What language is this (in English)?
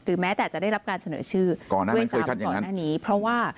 Thai